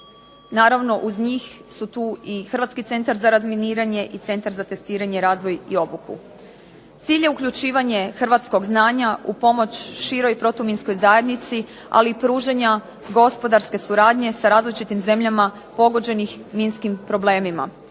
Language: Croatian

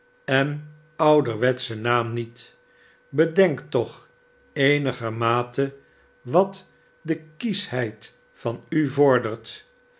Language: Dutch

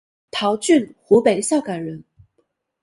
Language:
Chinese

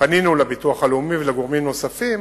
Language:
Hebrew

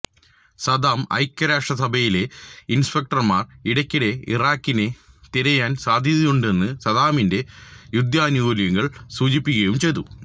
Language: Malayalam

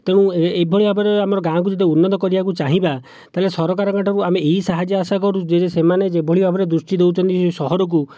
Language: Odia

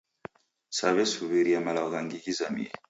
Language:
Taita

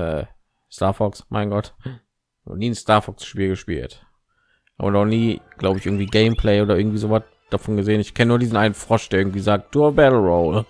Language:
German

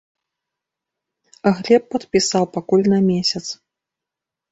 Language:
Belarusian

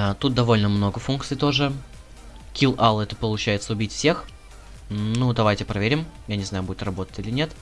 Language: Russian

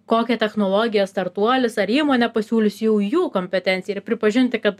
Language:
Lithuanian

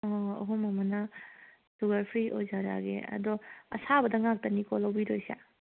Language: Manipuri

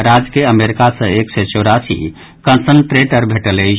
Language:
Maithili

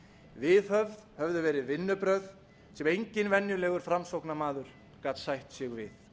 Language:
Icelandic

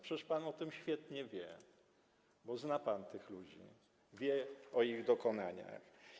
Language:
Polish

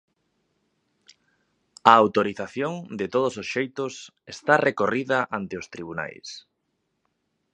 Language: Galician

